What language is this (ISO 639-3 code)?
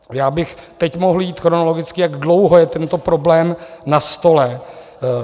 ces